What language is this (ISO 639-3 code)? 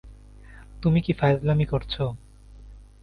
ben